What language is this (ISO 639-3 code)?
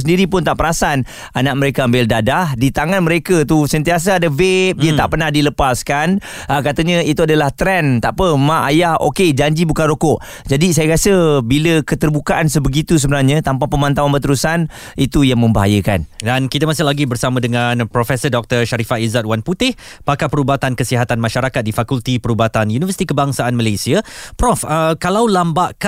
msa